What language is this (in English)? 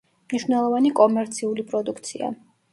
Georgian